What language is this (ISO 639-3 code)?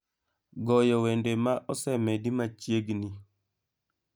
luo